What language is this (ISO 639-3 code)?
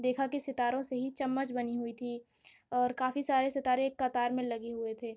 urd